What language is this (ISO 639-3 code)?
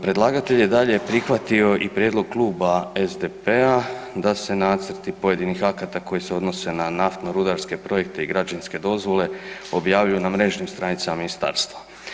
hrv